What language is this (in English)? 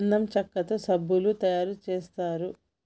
Telugu